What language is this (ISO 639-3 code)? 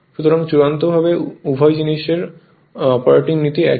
ben